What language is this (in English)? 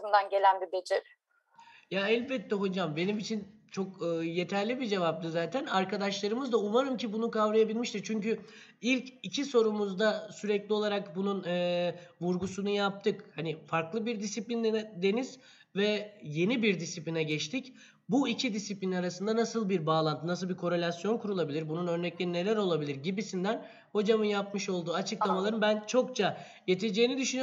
Turkish